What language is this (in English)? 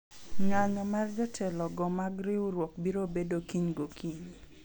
Luo (Kenya and Tanzania)